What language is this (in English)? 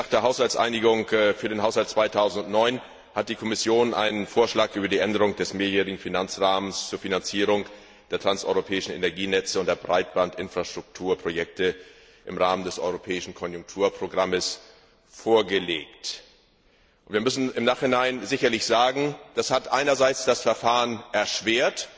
German